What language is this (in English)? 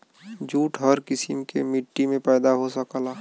Bhojpuri